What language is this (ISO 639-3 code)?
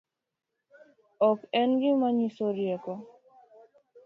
luo